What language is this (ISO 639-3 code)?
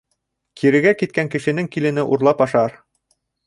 bak